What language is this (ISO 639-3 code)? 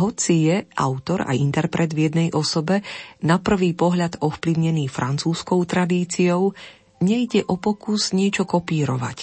slk